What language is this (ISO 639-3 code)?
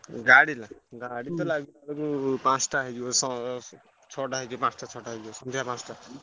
ori